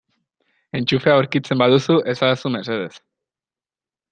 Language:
Basque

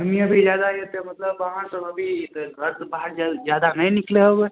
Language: Maithili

